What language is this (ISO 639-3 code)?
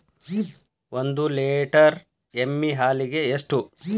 kan